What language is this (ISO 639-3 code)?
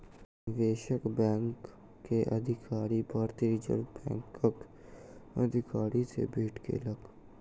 mai